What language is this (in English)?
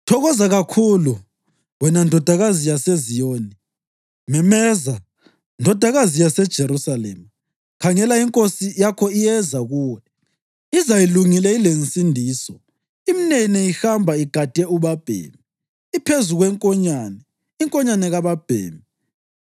North Ndebele